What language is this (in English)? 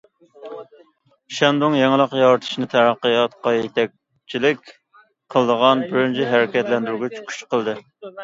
Uyghur